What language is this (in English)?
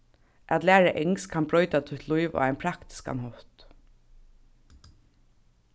Faroese